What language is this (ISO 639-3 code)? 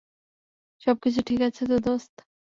ben